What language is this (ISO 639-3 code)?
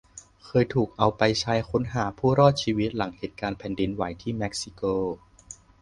tha